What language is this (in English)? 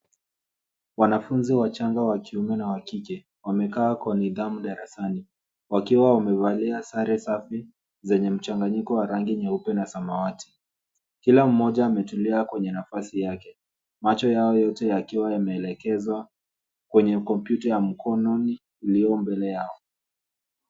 Swahili